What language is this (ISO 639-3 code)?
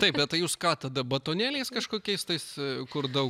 lit